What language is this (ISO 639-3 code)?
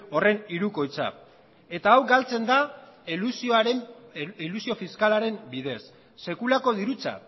eus